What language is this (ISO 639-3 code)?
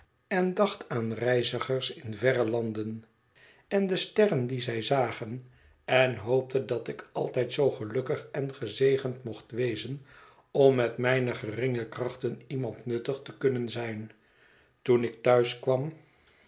nld